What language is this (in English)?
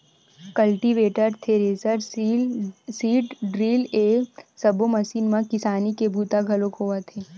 Chhattisgarhi